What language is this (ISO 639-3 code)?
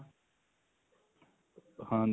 pan